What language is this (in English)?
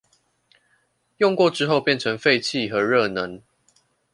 Chinese